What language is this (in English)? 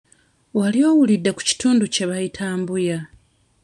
Ganda